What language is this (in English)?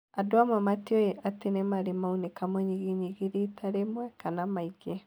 Kikuyu